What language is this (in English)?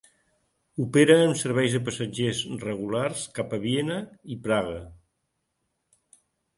Catalan